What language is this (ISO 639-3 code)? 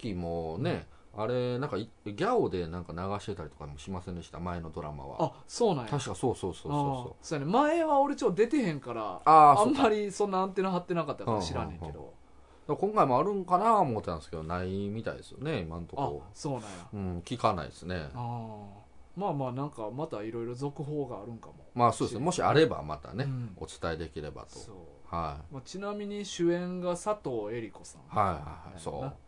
jpn